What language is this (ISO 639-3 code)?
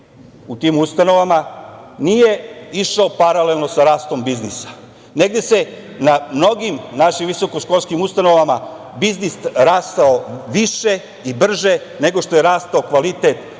srp